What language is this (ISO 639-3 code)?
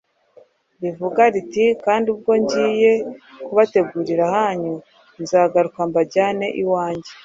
kin